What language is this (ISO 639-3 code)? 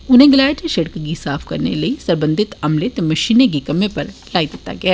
doi